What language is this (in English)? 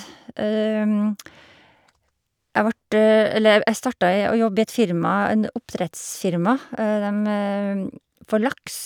Norwegian